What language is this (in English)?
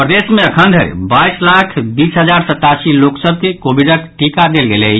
Maithili